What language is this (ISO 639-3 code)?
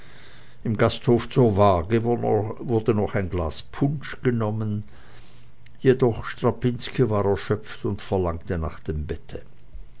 deu